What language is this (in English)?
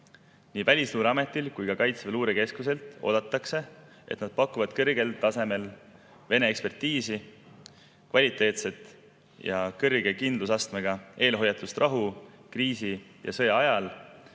Estonian